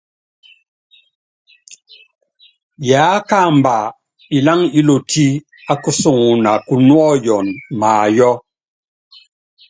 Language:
Yangben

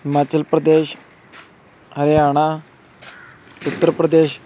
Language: Punjabi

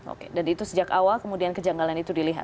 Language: Indonesian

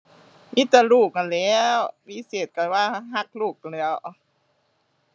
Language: Thai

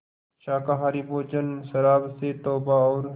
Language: Hindi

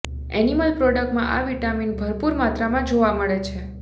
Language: Gujarati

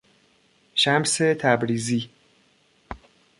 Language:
Persian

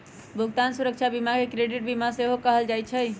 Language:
Magahi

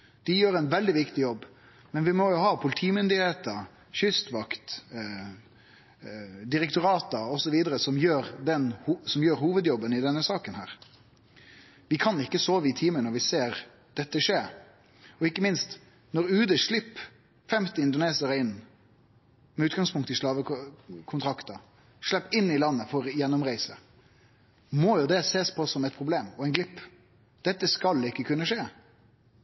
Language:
Norwegian Nynorsk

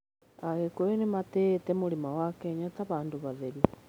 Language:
Kikuyu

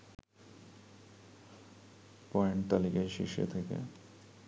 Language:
Bangla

